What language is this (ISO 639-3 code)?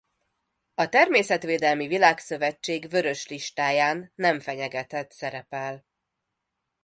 hun